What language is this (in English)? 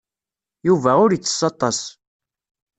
Kabyle